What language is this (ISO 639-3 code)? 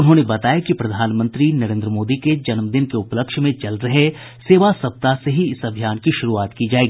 hin